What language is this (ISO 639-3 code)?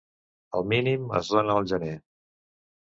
cat